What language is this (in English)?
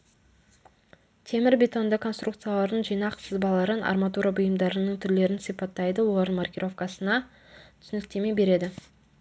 Kazakh